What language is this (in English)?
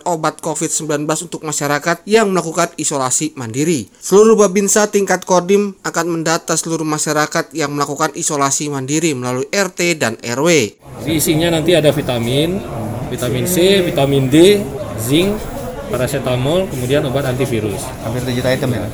Indonesian